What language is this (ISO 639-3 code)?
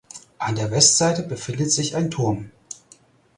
deu